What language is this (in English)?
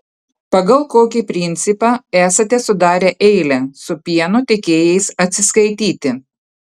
Lithuanian